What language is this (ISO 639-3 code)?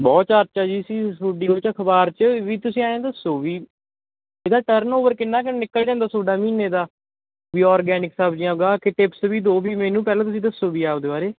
pan